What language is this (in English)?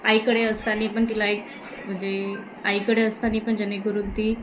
Marathi